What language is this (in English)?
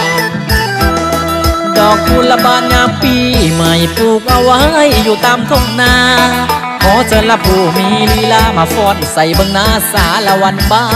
Thai